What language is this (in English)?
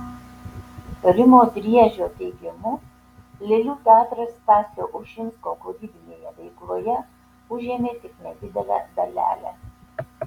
Lithuanian